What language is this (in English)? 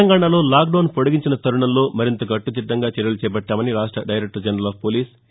Telugu